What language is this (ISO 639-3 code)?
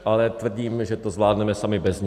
ces